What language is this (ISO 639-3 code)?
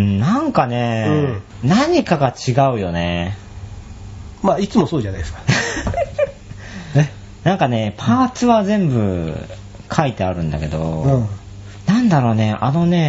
jpn